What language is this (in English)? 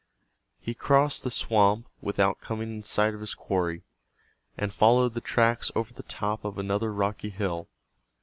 English